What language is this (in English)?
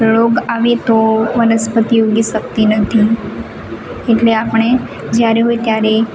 Gujarati